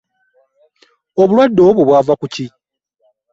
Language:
Ganda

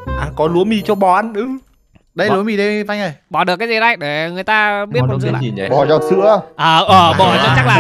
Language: Vietnamese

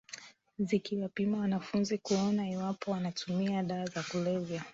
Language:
Swahili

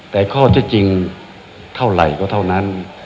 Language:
Thai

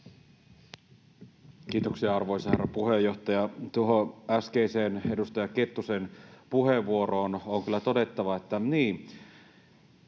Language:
Finnish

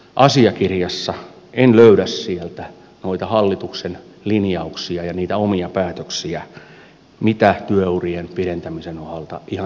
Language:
Finnish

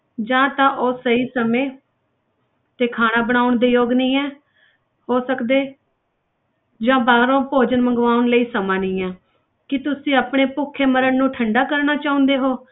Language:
Punjabi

